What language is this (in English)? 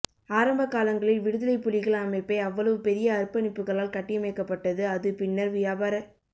Tamil